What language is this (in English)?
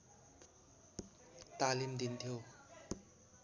Nepali